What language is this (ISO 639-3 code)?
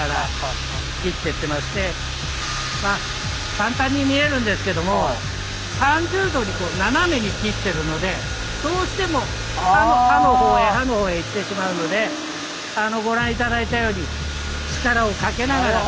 jpn